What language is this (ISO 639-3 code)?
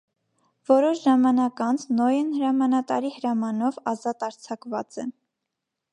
hye